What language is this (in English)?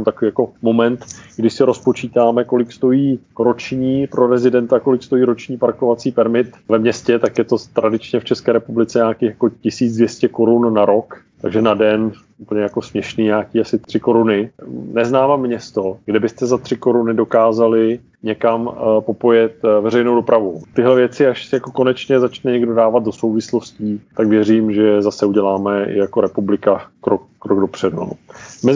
Czech